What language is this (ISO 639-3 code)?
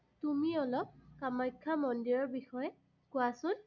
asm